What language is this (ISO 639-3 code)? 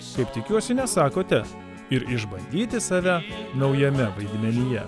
lit